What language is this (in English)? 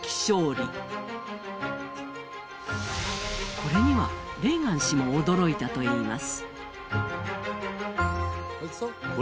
Japanese